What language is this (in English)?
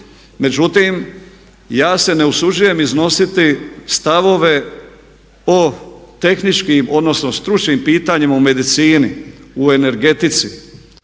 Croatian